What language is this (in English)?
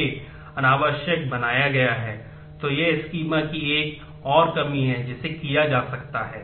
Hindi